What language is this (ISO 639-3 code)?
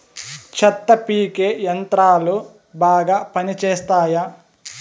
tel